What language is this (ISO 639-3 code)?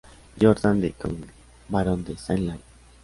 spa